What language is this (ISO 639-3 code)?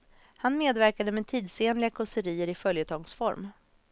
swe